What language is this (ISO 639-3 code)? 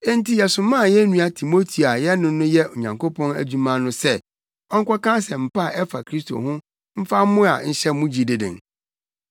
aka